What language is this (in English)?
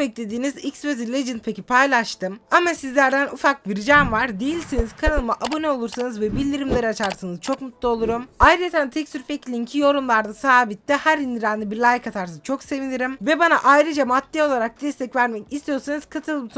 Turkish